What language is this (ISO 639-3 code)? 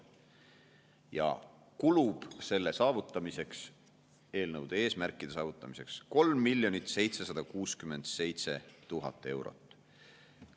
est